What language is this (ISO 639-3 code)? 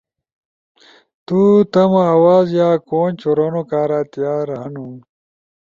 ush